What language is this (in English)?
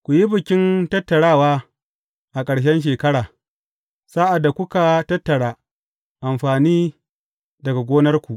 Hausa